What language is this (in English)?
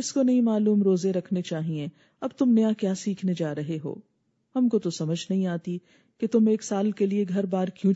Urdu